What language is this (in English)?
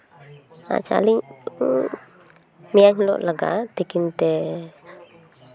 Santali